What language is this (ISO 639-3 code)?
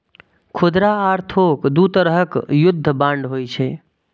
mai